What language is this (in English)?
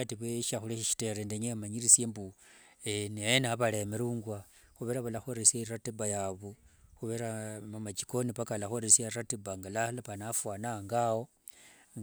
Wanga